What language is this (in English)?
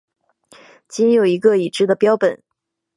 Chinese